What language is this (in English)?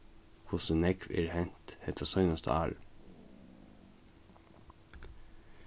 Faroese